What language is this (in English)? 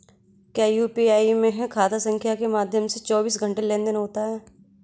Hindi